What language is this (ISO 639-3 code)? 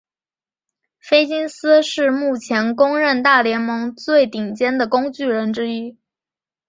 zho